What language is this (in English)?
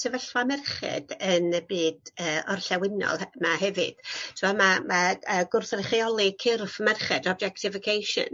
Welsh